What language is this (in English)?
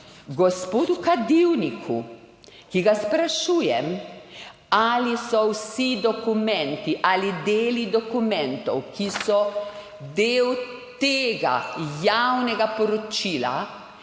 Slovenian